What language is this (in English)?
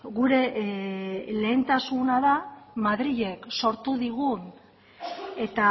Basque